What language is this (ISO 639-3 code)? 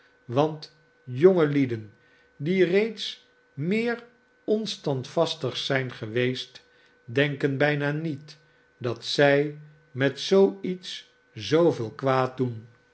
nld